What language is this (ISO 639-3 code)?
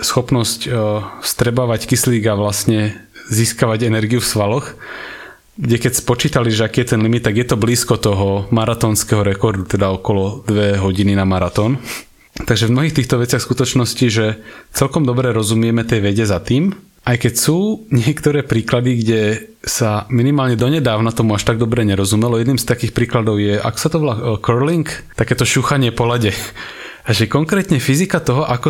slk